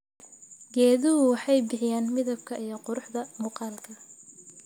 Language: Somali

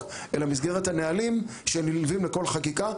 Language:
Hebrew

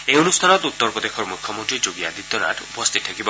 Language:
Assamese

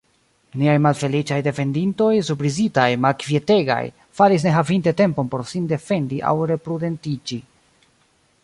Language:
Esperanto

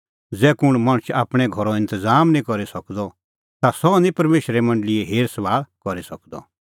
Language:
Kullu Pahari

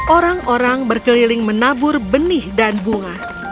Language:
Indonesian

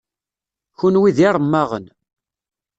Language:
Kabyle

